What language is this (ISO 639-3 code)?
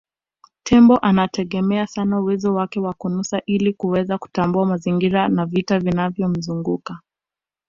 swa